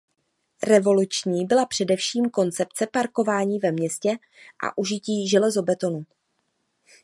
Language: Czech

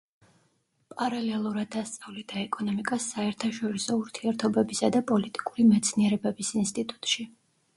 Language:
Georgian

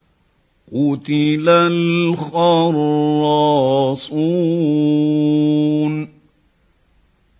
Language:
Arabic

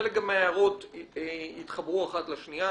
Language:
Hebrew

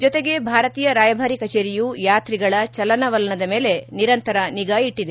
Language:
Kannada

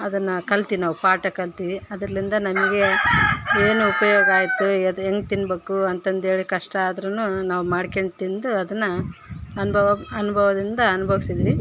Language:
Kannada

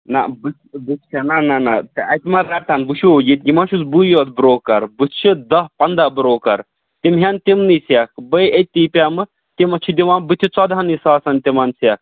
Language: Kashmiri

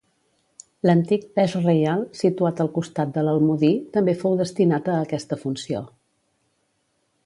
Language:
Catalan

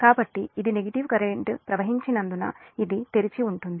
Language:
Telugu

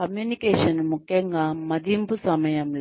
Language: Telugu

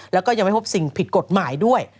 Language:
Thai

